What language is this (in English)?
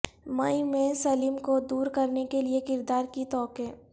Urdu